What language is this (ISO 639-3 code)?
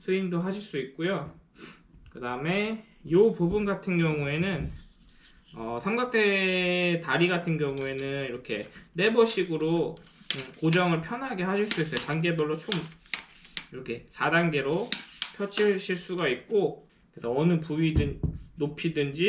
kor